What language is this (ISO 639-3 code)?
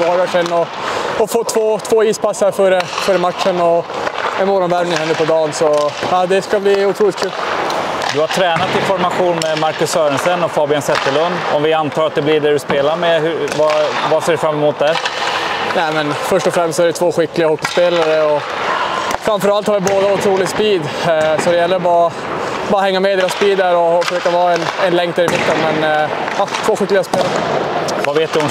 swe